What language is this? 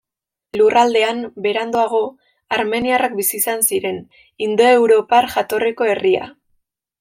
Basque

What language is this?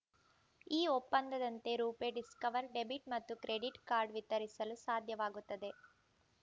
Kannada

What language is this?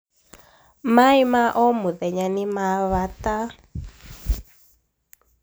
Kikuyu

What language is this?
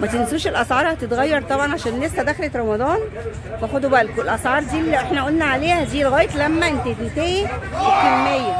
Arabic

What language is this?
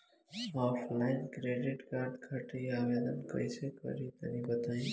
Bhojpuri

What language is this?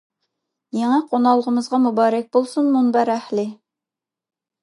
Uyghur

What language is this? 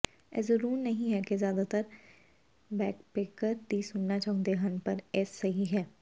Punjabi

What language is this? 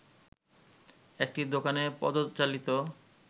Bangla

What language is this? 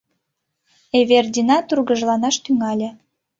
Mari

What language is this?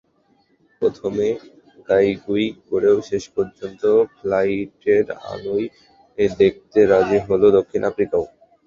Bangla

